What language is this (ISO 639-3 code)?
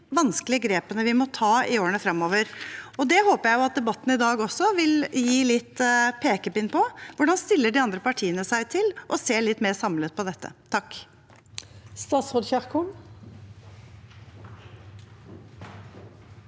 nor